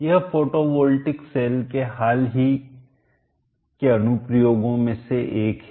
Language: Hindi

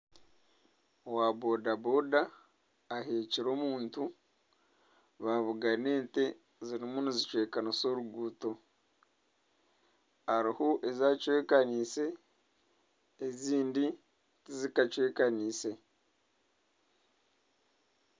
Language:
Nyankole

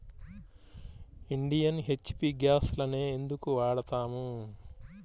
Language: Telugu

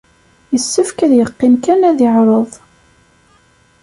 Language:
Kabyle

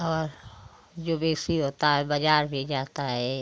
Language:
Hindi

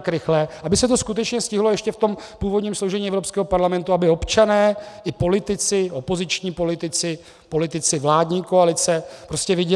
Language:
Czech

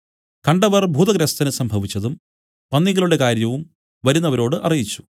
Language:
Malayalam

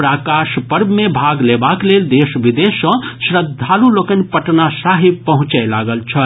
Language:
Maithili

